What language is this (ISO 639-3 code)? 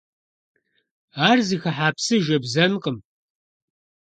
kbd